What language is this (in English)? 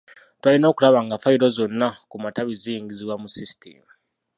Ganda